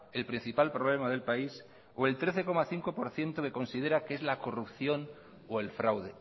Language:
Spanish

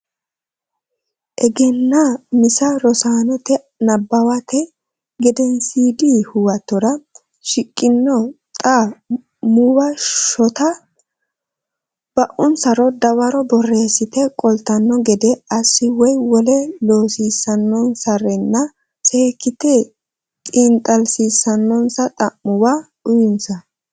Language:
Sidamo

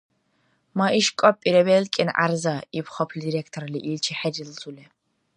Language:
Dargwa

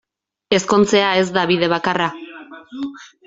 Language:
Basque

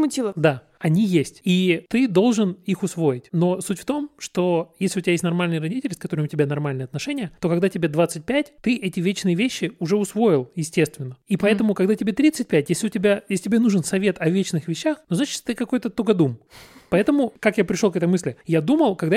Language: Russian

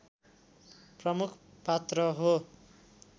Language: Nepali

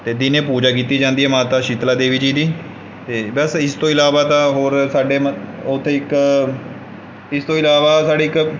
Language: Punjabi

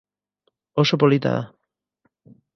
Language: Basque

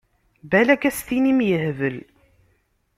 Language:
Kabyle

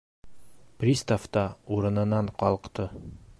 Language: Bashkir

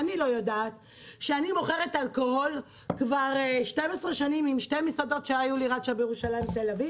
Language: Hebrew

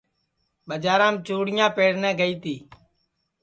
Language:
Sansi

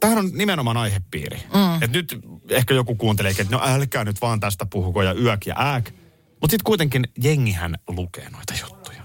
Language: Finnish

